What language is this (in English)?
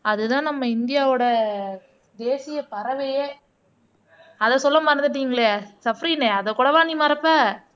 Tamil